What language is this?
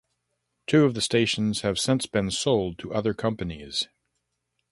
English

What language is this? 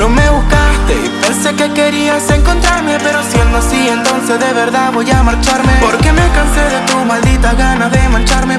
Spanish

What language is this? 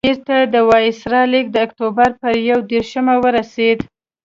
Pashto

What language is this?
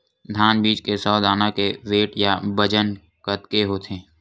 Chhattisgarhi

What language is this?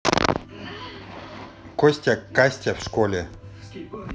Russian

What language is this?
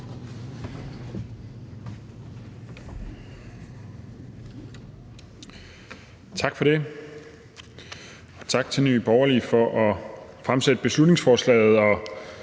Danish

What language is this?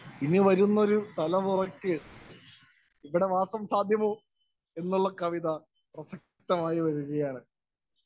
Malayalam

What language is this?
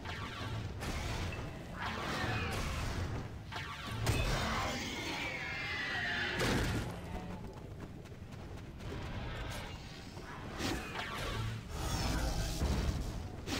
Dutch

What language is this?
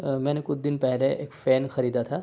Urdu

